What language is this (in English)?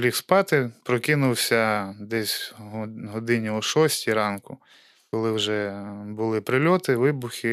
Ukrainian